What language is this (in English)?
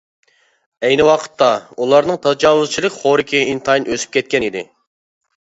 Uyghur